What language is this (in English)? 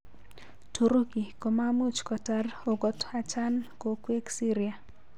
Kalenjin